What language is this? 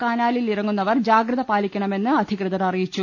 Malayalam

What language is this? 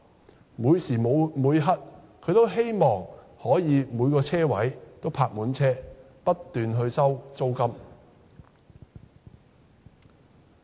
Cantonese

